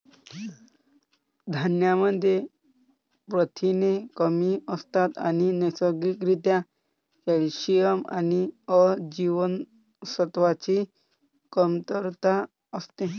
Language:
Marathi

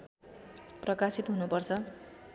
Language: Nepali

